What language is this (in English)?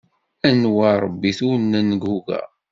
Kabyle